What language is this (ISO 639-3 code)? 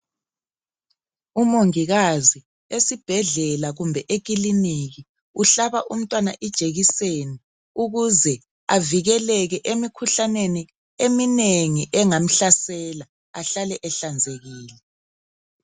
nde